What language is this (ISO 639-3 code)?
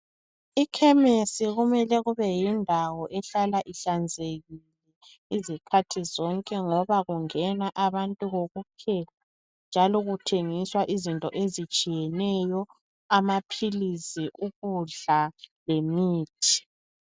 nde